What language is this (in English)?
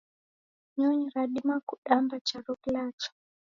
Taita